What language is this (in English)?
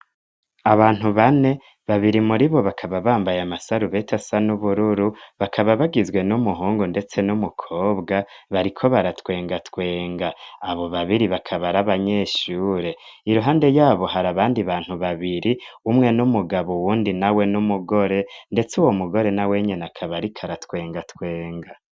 Rundi